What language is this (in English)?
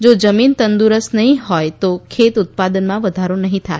Gujarati